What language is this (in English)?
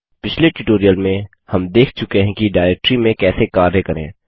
Hindi